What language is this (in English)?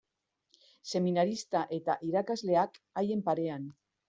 Basque